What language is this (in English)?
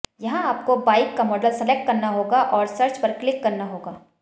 Hindi